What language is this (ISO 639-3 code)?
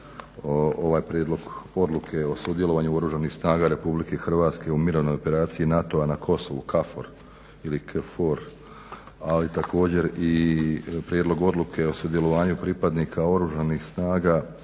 hrv